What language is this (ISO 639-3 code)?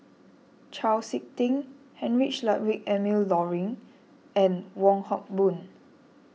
eng